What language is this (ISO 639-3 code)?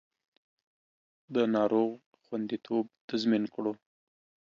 pus